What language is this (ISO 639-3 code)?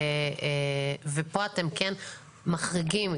heb